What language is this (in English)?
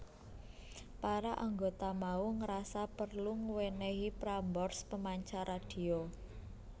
Javanese